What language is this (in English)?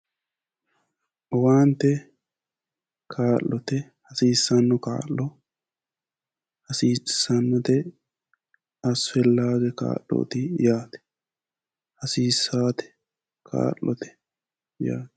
Sidamo